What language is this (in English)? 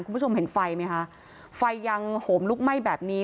Thai